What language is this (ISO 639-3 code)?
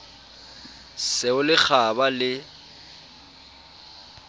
sot